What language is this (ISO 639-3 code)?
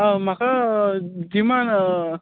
kok